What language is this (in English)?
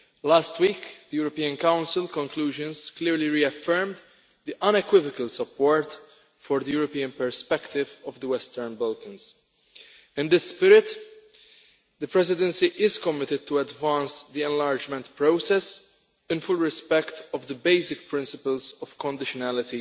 English